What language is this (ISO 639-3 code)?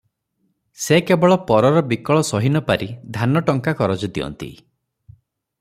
ori